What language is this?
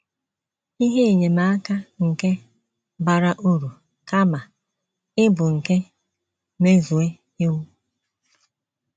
Igbo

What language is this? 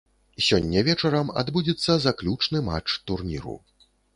Belarusian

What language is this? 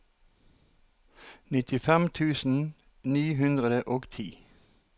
Norwegian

